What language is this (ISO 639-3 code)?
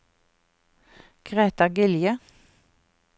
nor